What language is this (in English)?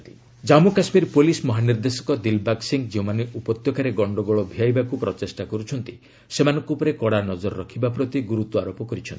Odia